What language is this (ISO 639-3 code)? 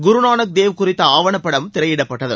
tam